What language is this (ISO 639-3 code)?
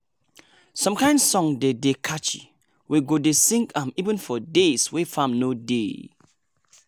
pcm